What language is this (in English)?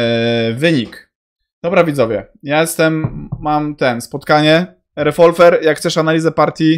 Polish